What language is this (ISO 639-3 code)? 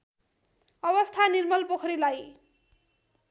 nep